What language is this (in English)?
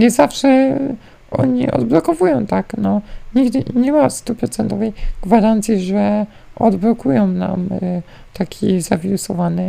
Polish